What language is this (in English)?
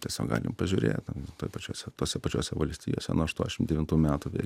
Lithuanian